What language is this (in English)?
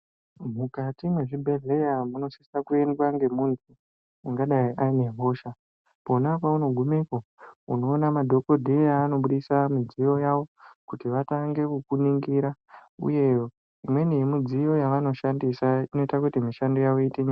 Ndau